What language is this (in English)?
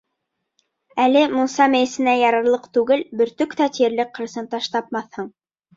Bashkir